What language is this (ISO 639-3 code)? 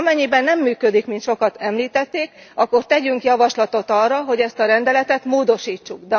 hun